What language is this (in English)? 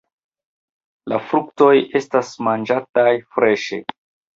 Esperanto